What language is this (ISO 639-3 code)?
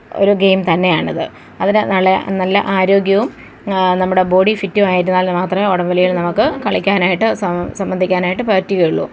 mal